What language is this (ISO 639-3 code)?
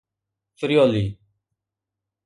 snd